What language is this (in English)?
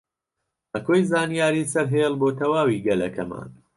Central Kurdish